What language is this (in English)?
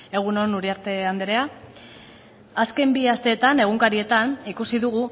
Basque